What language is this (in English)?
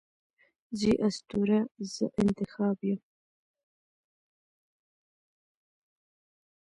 Pashto